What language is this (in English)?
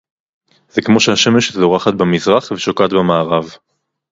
Hebrew